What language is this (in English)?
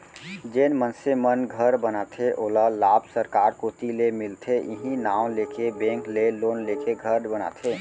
Chhattisgarhi